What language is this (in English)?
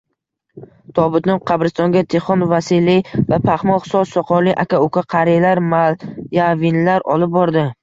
Uzbek